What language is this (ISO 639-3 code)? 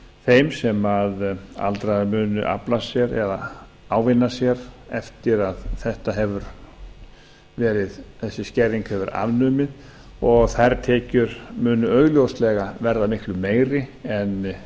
isl